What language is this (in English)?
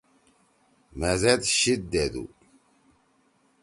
Torwali